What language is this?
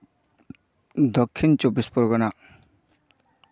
Santali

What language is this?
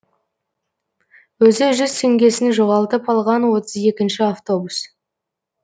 Kazakh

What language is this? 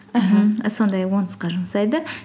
Kazakh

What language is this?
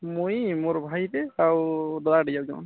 Odia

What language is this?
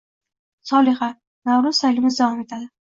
Uzbek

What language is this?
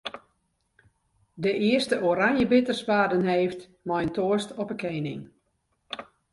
Western Frisian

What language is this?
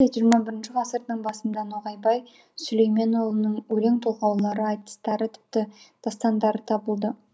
Kazakh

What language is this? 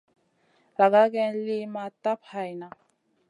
Masana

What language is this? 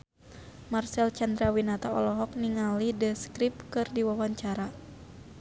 Sundanese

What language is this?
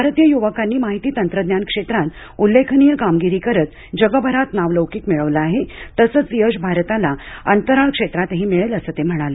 Marathi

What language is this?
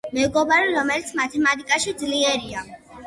Georgian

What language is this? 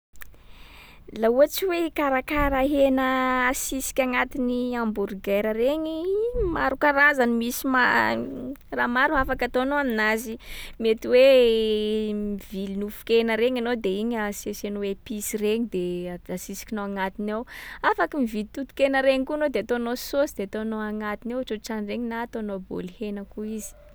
Sakalava Malagasy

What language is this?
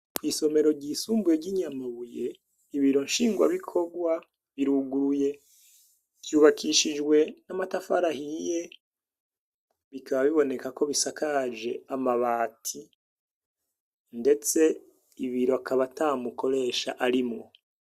Rundi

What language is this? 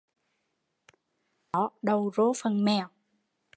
Vietnamese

